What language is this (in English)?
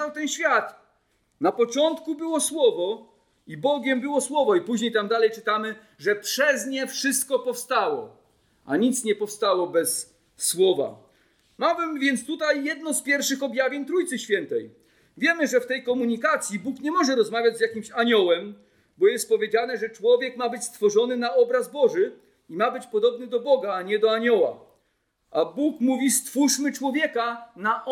Polish